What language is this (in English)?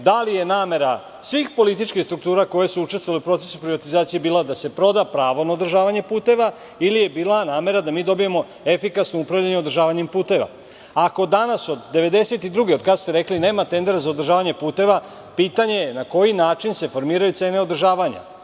Serbian